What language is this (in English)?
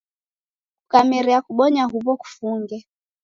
Taita